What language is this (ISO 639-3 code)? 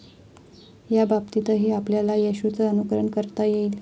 mar